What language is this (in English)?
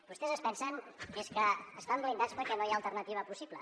Catalan